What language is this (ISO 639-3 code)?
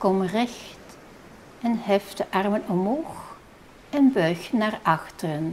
nld